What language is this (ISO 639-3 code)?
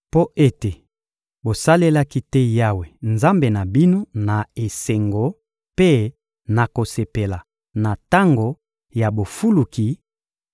lin